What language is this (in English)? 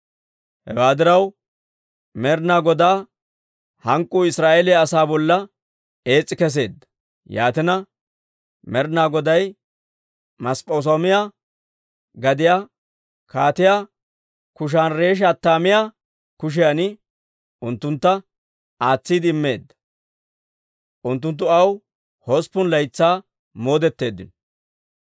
Dawro